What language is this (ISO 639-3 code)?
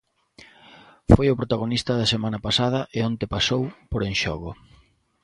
glg